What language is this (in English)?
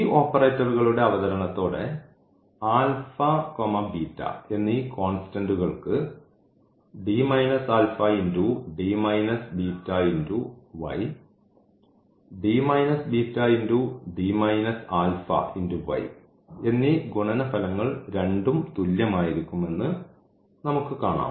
Malayalam